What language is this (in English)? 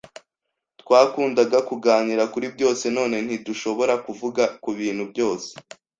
Kinyarwanda